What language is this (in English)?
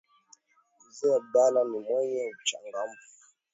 Swahili